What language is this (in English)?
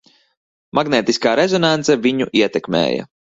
Latvian